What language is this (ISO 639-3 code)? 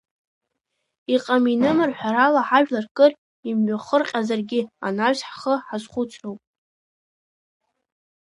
abk